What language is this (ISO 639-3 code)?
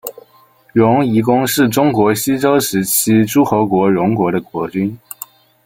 zho